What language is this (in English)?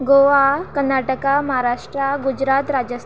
Konkani